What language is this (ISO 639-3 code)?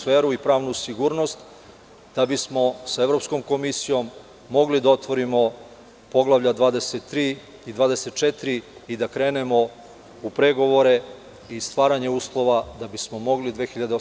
srp